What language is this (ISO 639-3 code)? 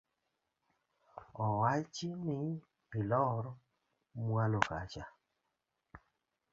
luo